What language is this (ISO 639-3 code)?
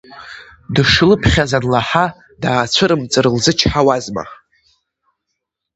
abk